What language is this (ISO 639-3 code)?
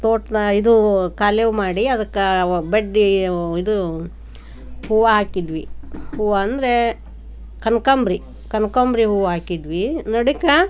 kan